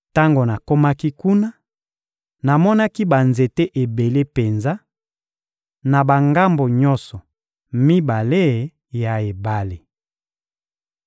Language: Lingala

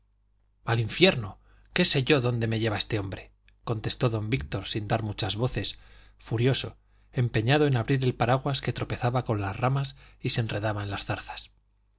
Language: Spanish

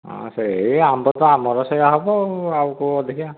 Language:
Odia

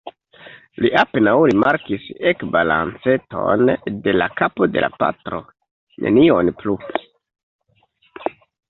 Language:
Esperanto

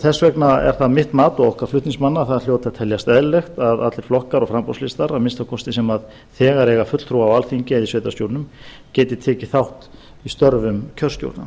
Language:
Icelandic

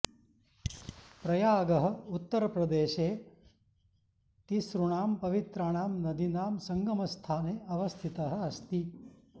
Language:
Sanskrit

